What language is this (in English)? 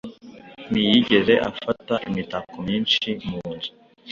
Kinyarwanda